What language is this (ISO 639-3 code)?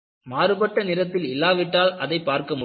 tam